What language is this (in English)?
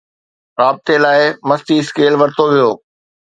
Sindhi